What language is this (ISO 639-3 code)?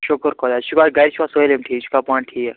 kas